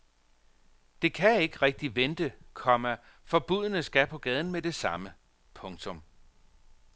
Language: Danish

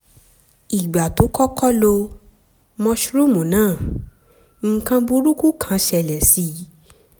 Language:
Yoruba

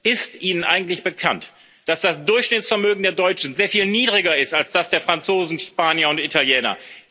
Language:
German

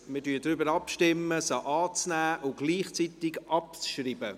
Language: Swiss German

